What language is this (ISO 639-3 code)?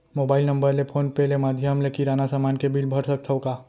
hne